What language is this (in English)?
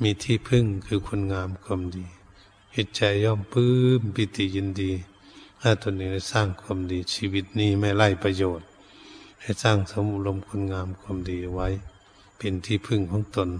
Thai